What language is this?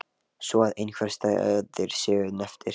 Icelandic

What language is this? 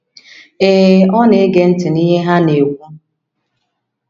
Igbo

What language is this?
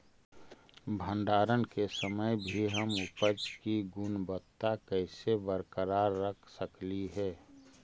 Magahi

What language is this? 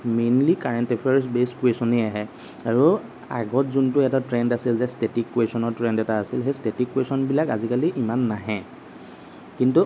Assamese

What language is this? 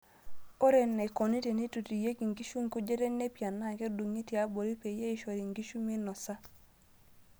Masai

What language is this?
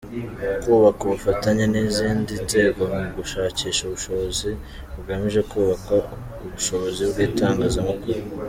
Kinyarwanda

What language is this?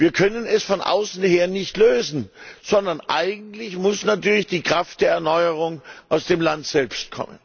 German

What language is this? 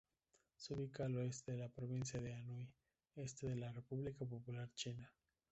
Spanish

